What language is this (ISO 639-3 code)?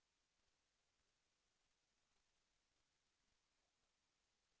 tha